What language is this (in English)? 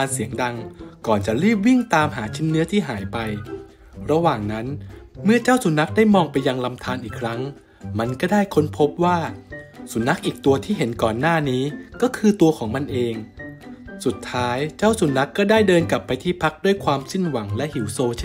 Thai